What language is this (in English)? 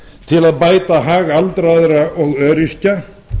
Icelandic